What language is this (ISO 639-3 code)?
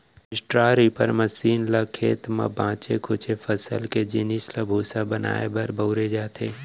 hne